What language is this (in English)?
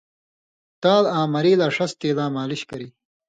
Indus Kohistani